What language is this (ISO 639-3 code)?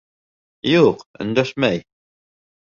bak